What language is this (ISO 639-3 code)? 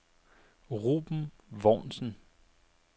dan